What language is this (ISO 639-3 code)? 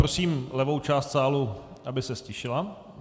ces